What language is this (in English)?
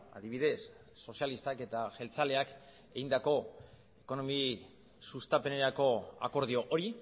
Basque